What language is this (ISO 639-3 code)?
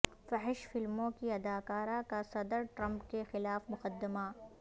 urd